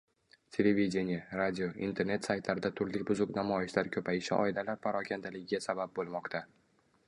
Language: Uzbek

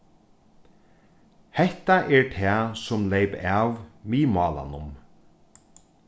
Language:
Faroese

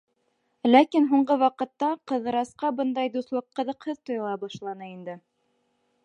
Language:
Bashkir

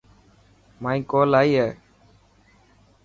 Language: Dhatki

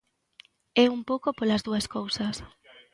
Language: Galician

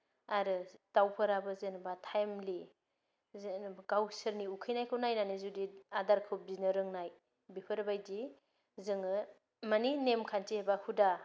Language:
Bodo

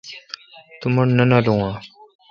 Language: Kalkoti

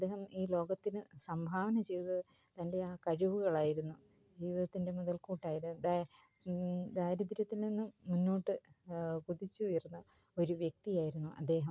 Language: Malayalam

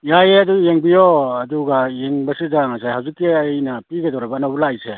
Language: Manipuri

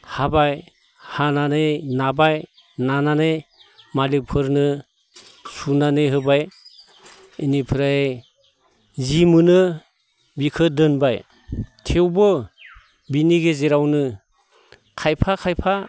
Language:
Bodo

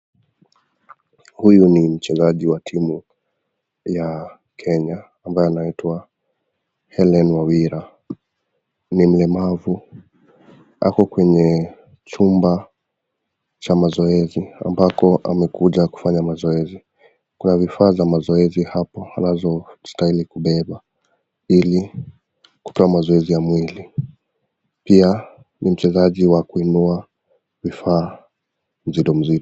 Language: Swahili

